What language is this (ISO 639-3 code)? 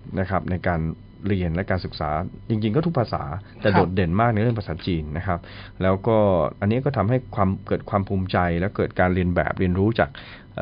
tha